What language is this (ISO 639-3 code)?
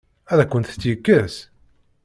kab